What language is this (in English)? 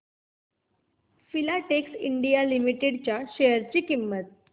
Marathi